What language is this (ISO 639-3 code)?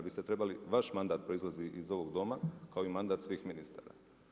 hrv